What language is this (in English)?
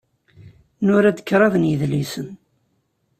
Kabyle